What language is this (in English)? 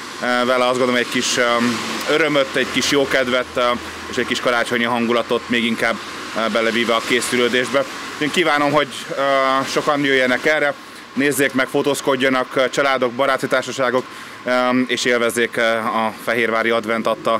Hungarian